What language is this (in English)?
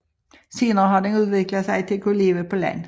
Danish